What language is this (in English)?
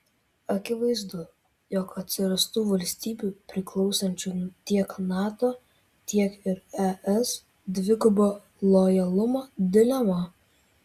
Lithuanian